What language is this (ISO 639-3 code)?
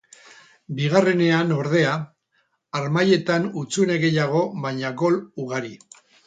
eus